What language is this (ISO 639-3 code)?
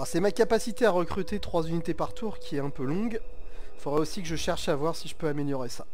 fra